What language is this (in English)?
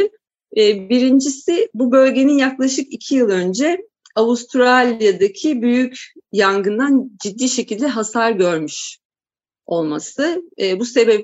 Turkish